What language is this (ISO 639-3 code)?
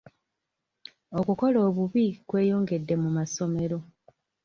lug